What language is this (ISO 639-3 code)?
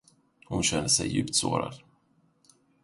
swe